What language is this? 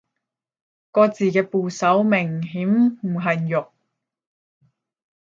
Cantonese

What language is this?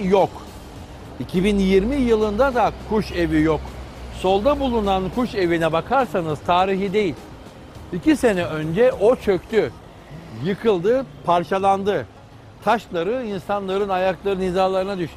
Turkish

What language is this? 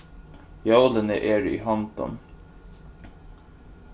Faroese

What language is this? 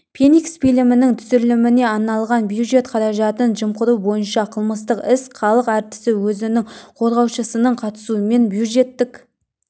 Kazakh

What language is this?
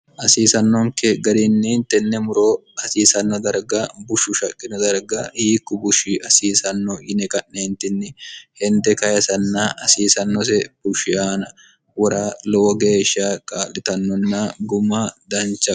Sidamo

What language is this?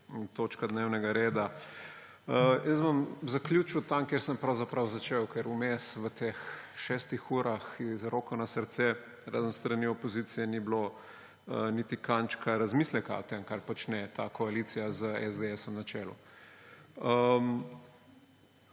Slovenian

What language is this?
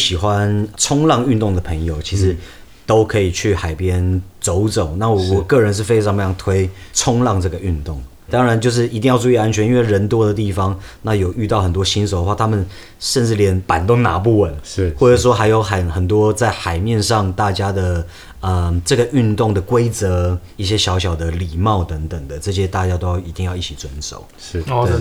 Chinese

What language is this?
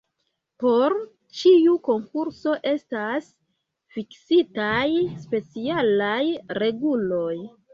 Esperanto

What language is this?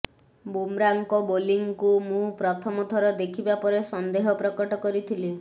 Odia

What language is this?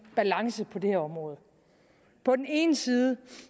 Danish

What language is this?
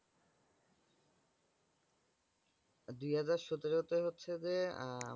Bangla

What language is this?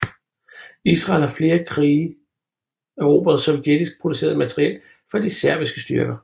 Danish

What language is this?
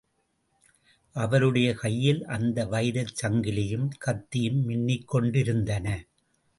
Tamil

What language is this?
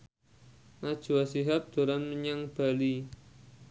Javanese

